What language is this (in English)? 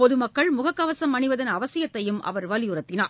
Tamil